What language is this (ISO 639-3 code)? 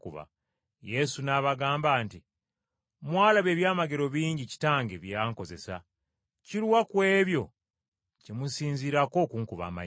lug